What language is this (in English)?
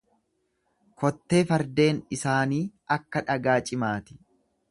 Oromo